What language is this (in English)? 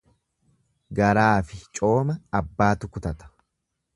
Oromo